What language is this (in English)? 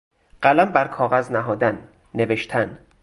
Persian